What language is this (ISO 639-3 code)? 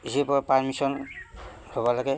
asm